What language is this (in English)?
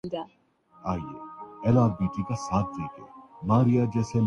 Urdu